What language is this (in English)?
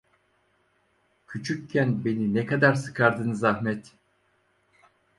Turkish